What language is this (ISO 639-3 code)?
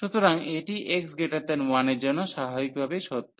ben